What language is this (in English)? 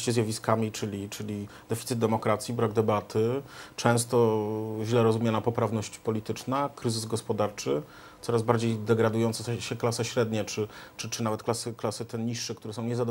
Polish